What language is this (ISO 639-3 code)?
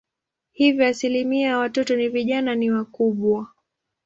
swa